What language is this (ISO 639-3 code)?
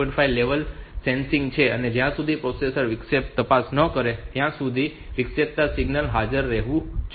guj